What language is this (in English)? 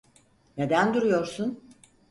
Turkish